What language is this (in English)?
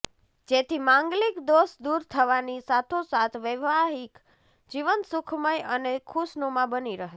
Gujarati